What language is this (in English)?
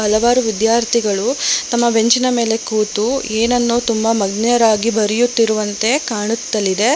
Kannada